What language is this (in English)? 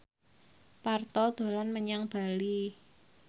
Javanese